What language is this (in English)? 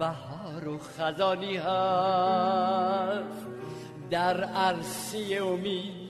Persian